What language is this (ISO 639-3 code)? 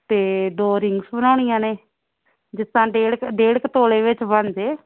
pan